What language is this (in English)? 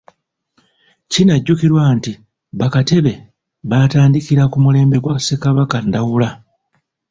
Ganda